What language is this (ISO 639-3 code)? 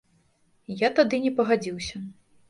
bel